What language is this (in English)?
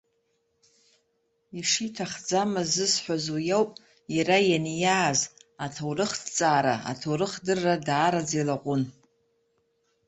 Abkhazian